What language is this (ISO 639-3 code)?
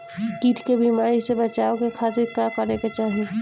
bho